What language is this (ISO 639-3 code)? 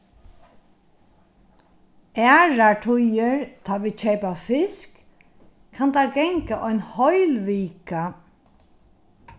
fao